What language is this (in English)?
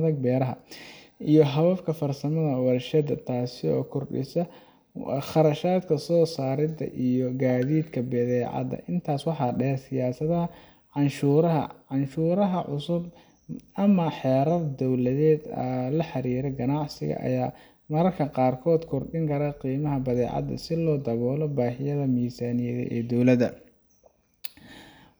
Somali